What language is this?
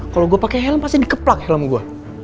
Indonesian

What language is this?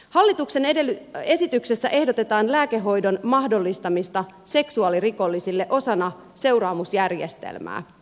Finnish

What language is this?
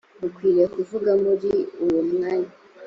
Kinyarwanda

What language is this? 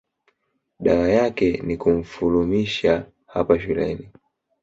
Swahili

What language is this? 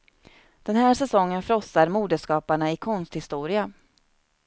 Swedish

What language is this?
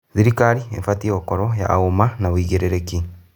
Kikuyu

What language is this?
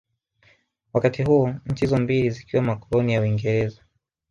Swahili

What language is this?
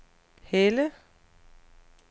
Danish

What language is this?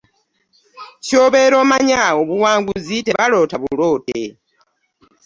Ganda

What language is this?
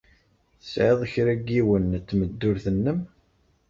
Kabyle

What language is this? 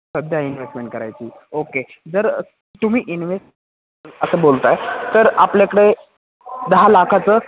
Marathi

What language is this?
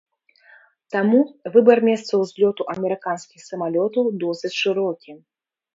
Belarusian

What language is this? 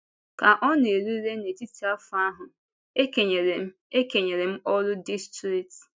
Igbo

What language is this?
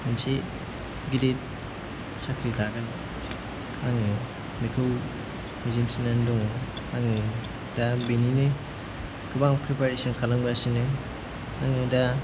Bodo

